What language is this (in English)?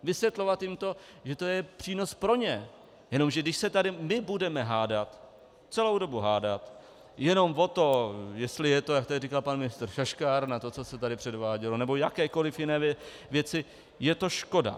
Czech